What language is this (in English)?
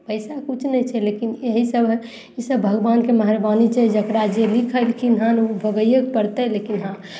Maithili